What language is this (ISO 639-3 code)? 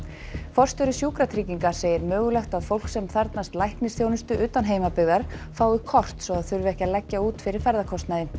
isl